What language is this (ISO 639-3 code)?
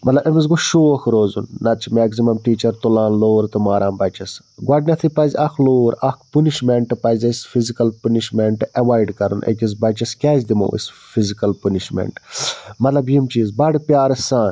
kas